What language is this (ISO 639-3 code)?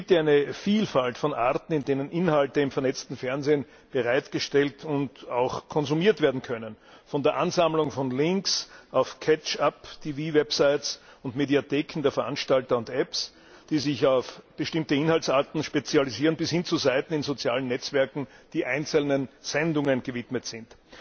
deu